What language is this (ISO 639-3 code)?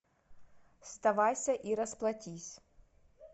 rus